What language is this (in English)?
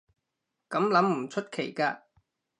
Cantonese